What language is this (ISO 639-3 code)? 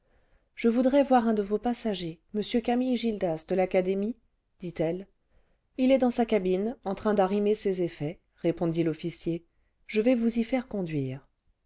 fra